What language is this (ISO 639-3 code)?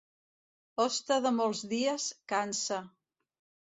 cat